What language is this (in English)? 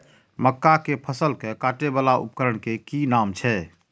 Maithili